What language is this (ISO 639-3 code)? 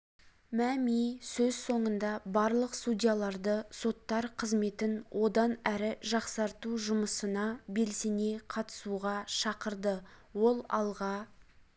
kaz